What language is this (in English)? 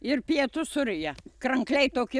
Lithuanian